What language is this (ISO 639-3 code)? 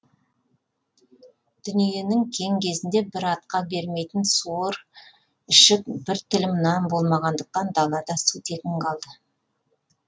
kaz